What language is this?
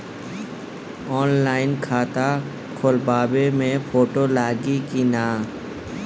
Bhojpuri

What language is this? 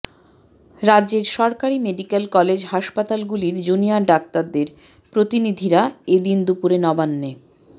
Bangla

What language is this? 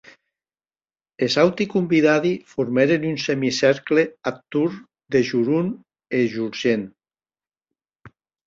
Occitan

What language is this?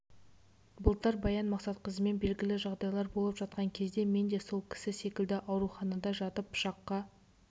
Kazakh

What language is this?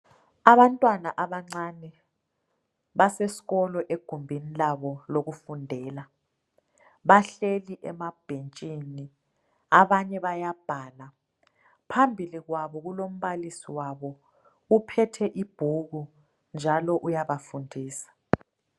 North Ndebele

